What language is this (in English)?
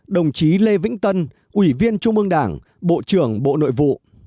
Vietnamese